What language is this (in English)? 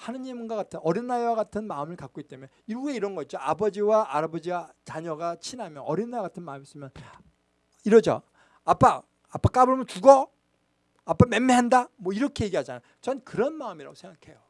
Korean